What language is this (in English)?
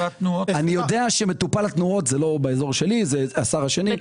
Hebrew